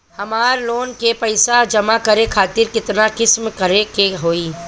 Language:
Bhojpuri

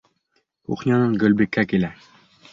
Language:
Bashkir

